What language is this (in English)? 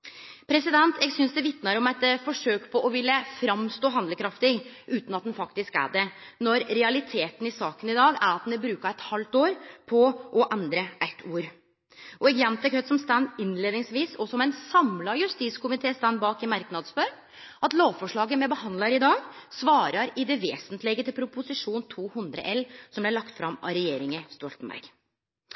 Norwegian Nynorsk